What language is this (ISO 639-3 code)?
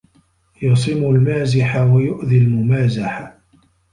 ara